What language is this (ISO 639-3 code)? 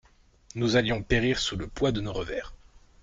fra